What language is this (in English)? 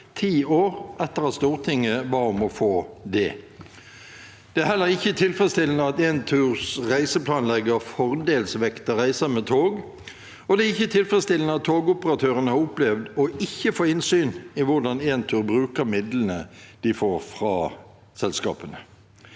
Norwegian